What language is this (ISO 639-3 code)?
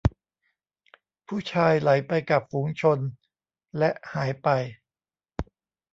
tha